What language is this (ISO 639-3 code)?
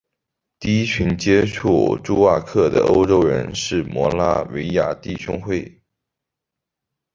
zho